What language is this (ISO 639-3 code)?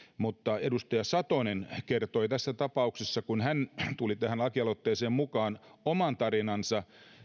fin